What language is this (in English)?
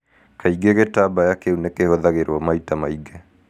Kikuyu